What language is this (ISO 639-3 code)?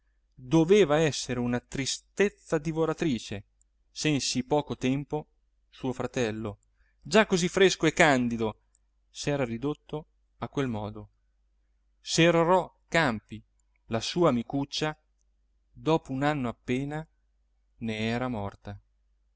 ita